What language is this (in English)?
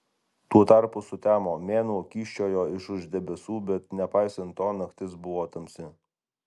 Lithuanian